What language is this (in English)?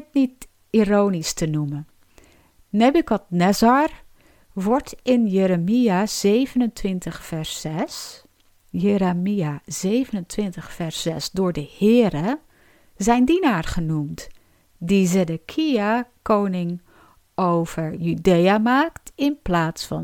Dutch